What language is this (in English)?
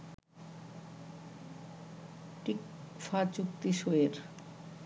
Bangla